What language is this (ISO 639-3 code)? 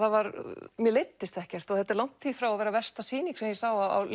isl